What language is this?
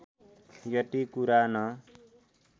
Nepali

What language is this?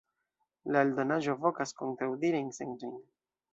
Esperanto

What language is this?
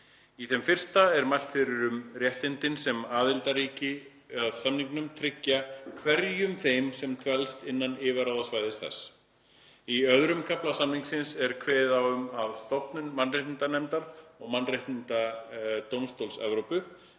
Icelandic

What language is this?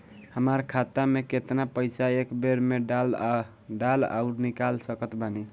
Bhojpuri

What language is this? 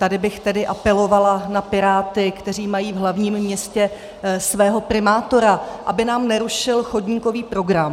Czech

